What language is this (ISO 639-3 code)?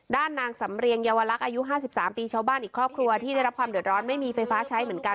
tha